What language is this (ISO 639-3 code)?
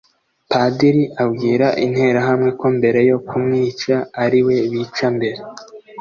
kin